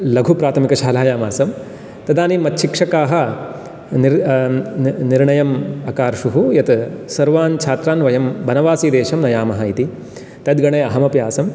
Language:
Sanskrit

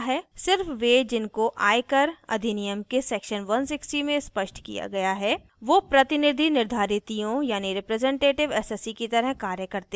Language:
Hindi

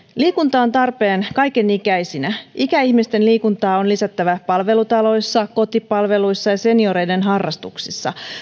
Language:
Finnish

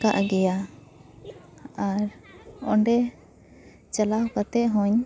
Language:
Santali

